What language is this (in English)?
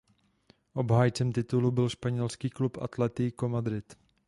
Czech